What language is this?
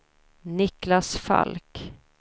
Swedish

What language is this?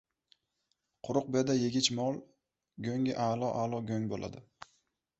Uzbek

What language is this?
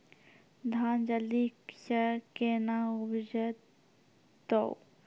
Maithili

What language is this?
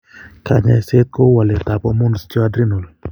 Kalenjin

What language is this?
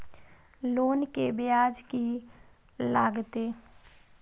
Maithili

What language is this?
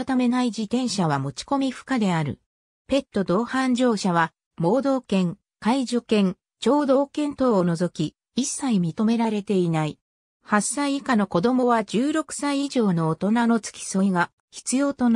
Japanese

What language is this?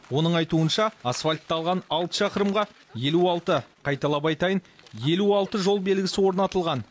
Kazakh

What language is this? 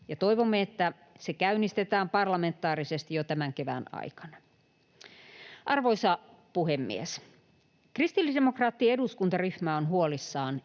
Finnish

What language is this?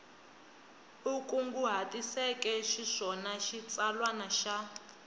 Tsonga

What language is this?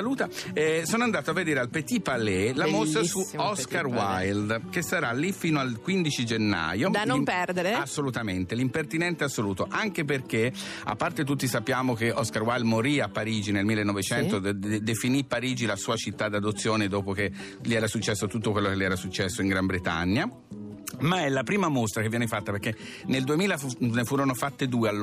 Italian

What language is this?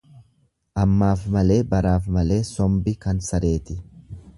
Oromo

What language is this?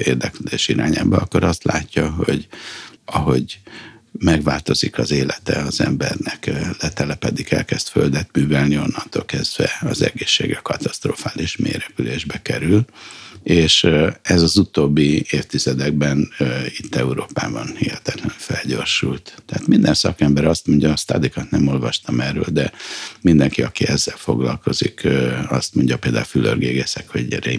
Hungarian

